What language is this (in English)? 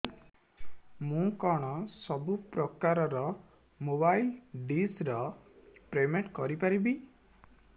Odia